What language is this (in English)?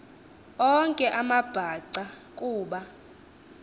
Xhosa